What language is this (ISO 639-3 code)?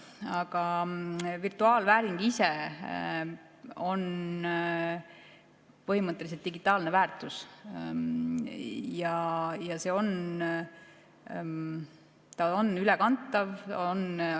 est